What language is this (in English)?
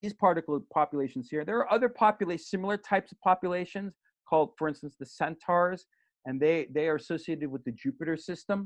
English